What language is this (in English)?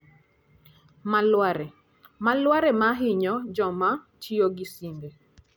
Luo (Kenya and Tanzania)